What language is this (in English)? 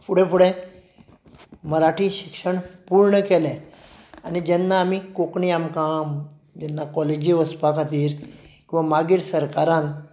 Konkani